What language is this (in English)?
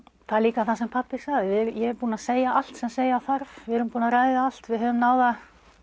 Icelandic